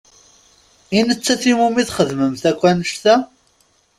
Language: Kabyle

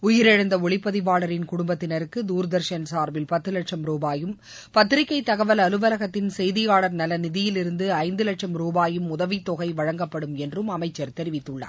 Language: Tamil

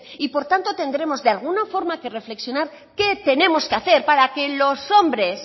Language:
Spanish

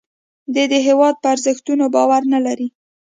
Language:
Pashto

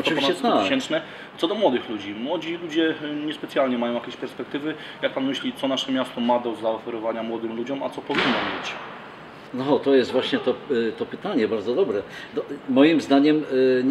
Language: Polish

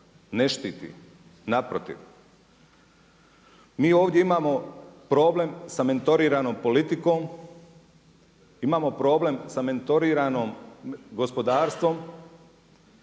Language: Croatian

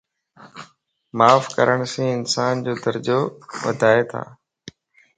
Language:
Lasi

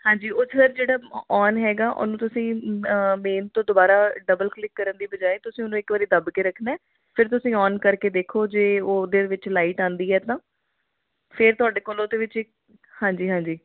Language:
Punjabi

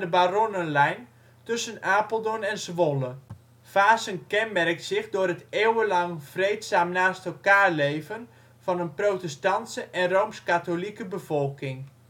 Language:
Dutch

